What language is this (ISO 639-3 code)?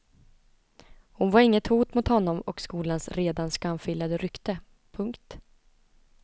swe